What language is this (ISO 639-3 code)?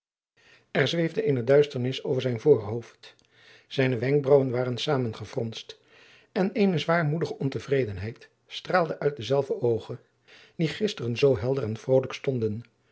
nld